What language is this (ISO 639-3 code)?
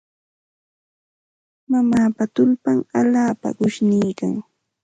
qxt